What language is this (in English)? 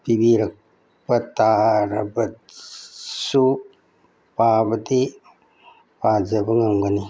Manipuri